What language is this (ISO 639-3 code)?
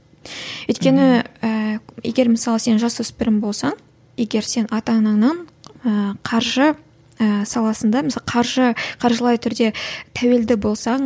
kaz